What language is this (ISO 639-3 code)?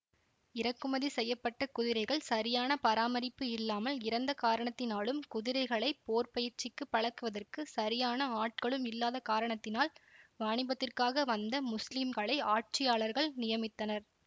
tam